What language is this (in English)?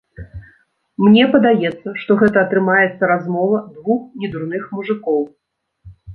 Belarusian